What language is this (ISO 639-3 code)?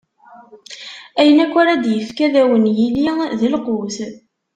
kab